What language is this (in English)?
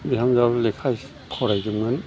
Bodo